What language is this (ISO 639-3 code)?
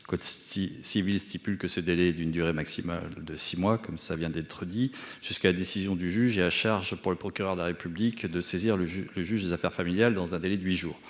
fra